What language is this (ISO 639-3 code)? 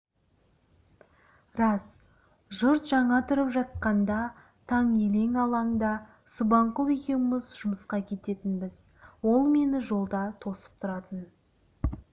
kaz